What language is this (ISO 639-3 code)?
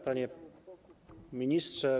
pol